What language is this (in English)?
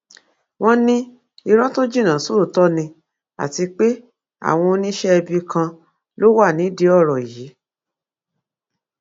Yoruba